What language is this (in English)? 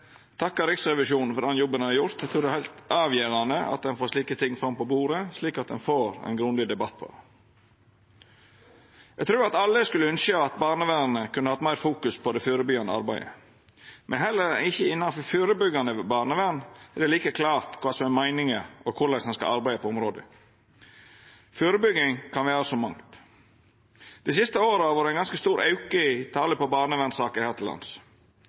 Norwegian Nynorsk